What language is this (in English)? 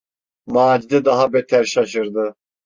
Turkish